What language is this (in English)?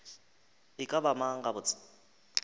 Northern Sotho